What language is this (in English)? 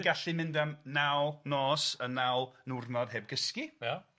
Welsh